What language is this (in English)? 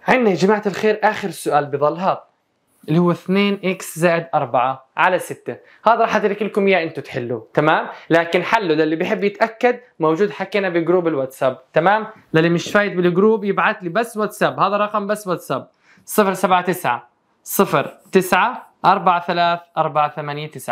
Arabic